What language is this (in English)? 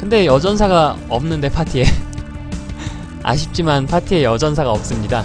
Korean